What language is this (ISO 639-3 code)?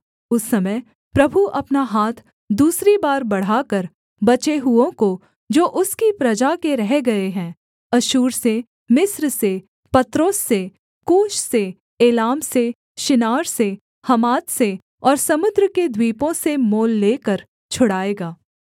hin